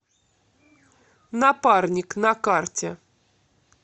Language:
Russian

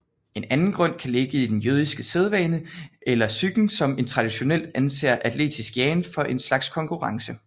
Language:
Danish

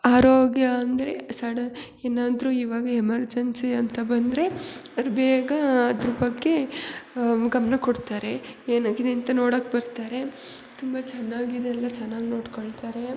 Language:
Kannada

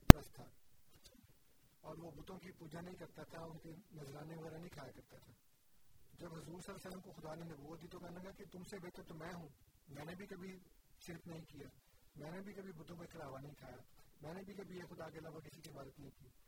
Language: Urdu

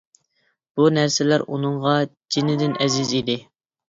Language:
Uyghur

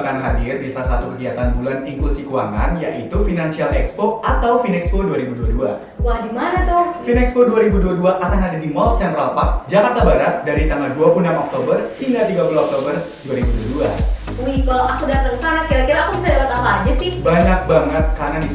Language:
Indonesian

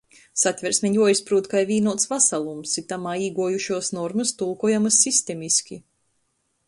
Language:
Latgalian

